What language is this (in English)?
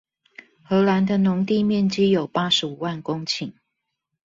Chinese